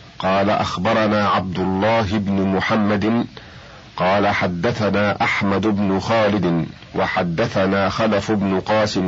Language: Arabic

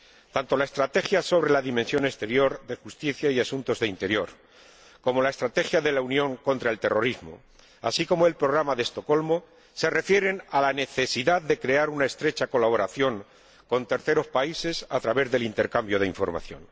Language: Spanish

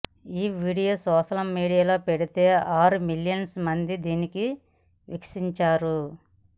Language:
Telugu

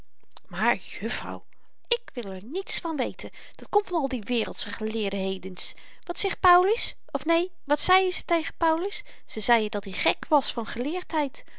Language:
Dutch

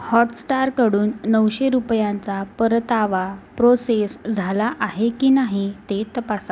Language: Marathi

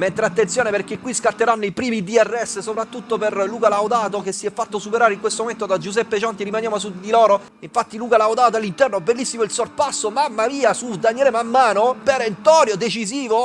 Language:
Italian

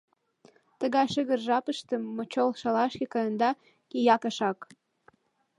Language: Mari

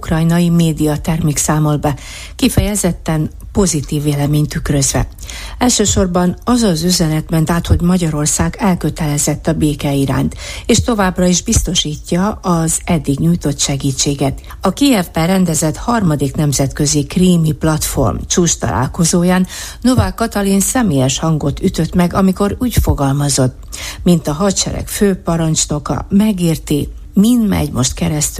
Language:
Hungarian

